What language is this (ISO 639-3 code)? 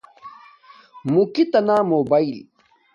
dmk